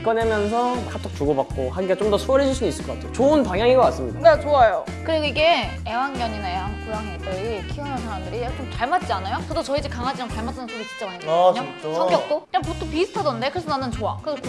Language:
Korean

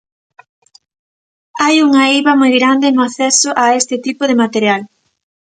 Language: Galician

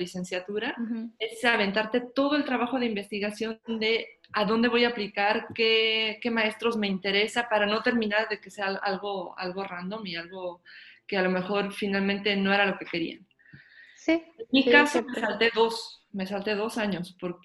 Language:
Spanish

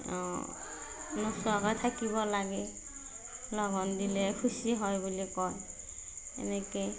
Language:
Assamese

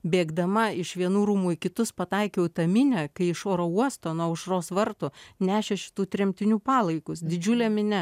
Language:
Lithuanian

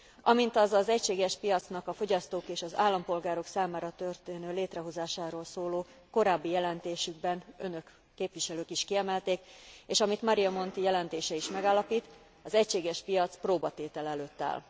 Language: Hungarian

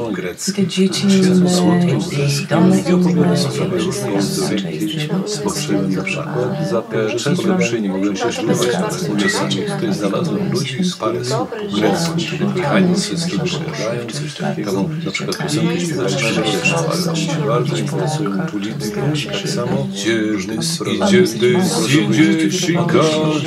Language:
Polish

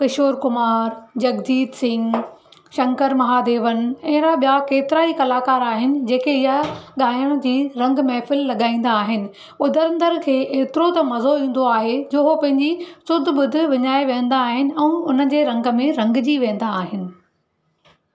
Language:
Sindhi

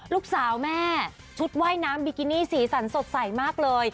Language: Thai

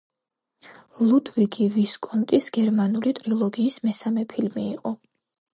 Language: Georgian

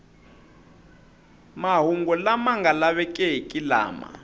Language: Tsonga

